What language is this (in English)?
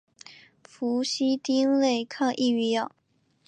Chinese